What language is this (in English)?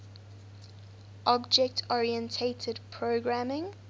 English